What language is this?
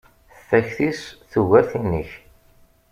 Kabyle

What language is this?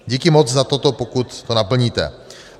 Czech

